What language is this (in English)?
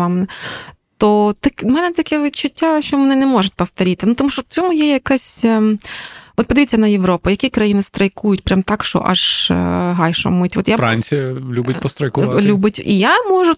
Ukrainian